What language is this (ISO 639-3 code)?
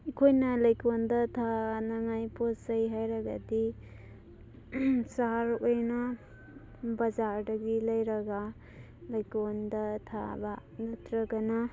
mni